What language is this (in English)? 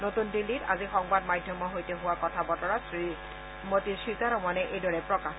Assamese